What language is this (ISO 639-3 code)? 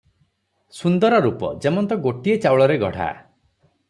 ori